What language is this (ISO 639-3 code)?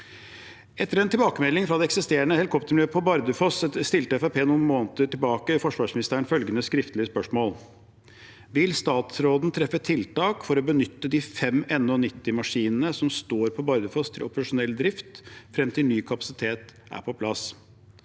nor